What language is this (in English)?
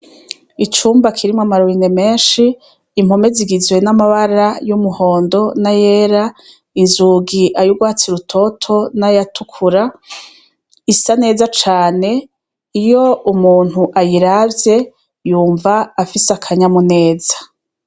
Rundi